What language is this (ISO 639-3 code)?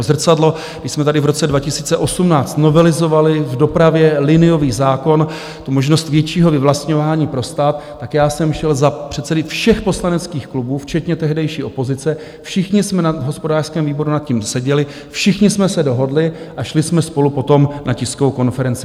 ces